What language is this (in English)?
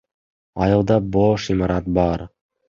Kyrgyz